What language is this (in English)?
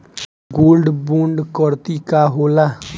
Bhojpuri